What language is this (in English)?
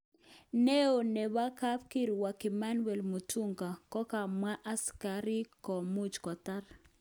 Kalenjin